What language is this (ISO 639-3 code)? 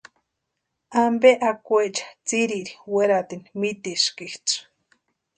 pua